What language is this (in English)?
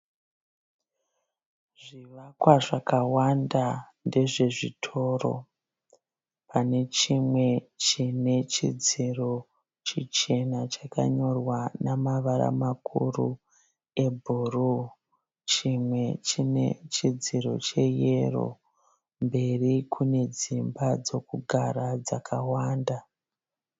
Shona